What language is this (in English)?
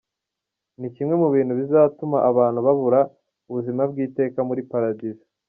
Kinyarwanda